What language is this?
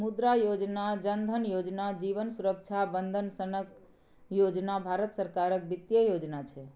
Maithili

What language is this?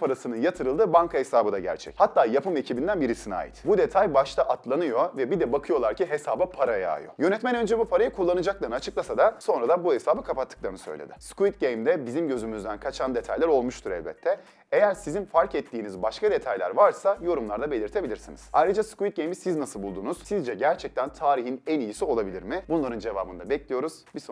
Turkish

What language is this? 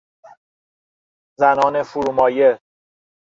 Persian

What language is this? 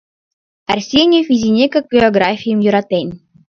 Mari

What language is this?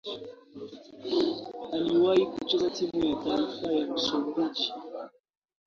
Swahili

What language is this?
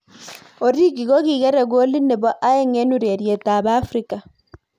Kalenjin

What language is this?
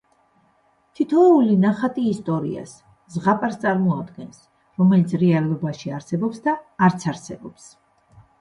Georgian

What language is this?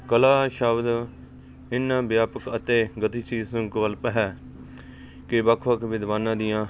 Punjabi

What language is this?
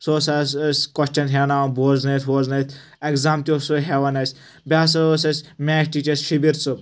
Kashmiri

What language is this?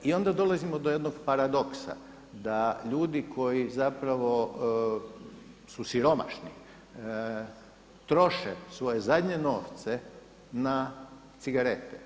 Croatian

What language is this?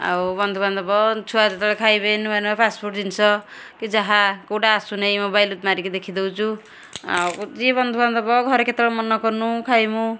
Odia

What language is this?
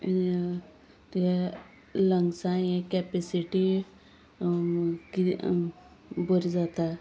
Konkani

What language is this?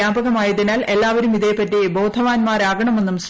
Malayalam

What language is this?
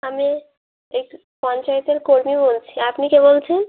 Bangla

